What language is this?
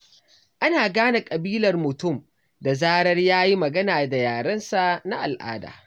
Hausa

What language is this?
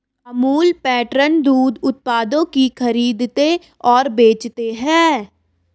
Hindi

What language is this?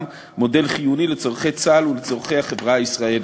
Hebrew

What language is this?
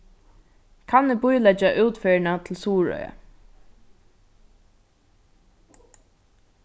Faroese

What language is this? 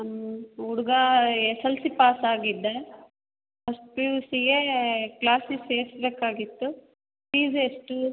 Kannada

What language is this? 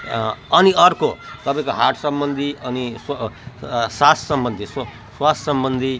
Nepali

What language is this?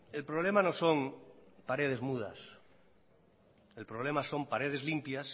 Spanish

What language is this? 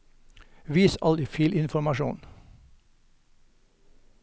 Norwegian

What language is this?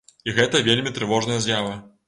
Belarusian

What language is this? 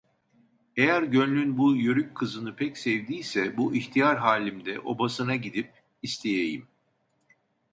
Turkish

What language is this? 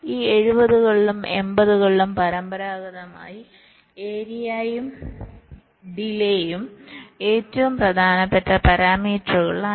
Malayalam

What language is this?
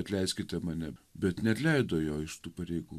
Lithuanian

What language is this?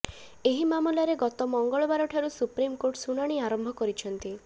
Odia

